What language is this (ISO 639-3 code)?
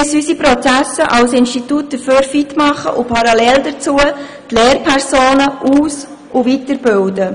gsw